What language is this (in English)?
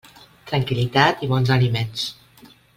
Catalan